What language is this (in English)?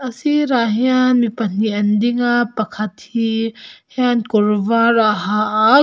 Mizo